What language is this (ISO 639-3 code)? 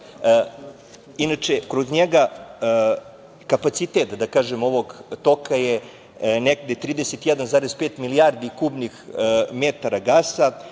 srp